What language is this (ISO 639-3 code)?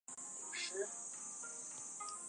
zho